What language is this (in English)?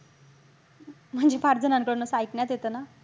Marathi